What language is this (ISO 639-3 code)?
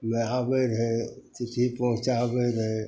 mai